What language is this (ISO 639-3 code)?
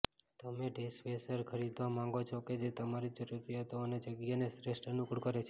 guj